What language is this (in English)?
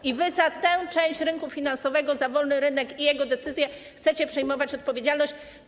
Polish